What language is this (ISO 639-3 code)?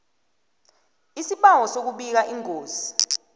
nbl